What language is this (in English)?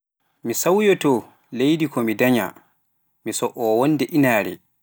Pular